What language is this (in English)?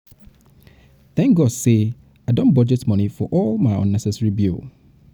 Nigerian Pidgin